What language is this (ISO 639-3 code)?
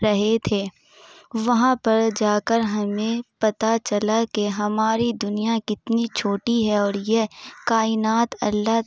urd